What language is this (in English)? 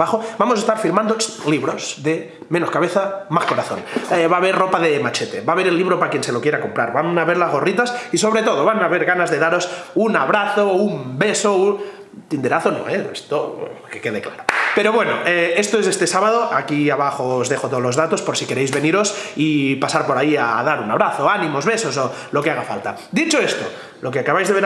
Spanish